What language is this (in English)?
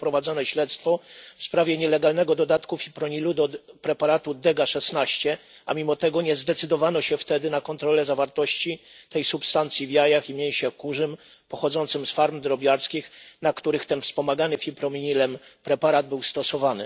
Polish